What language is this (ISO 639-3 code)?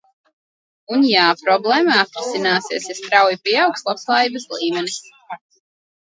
lav